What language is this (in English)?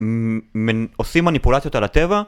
Hebrew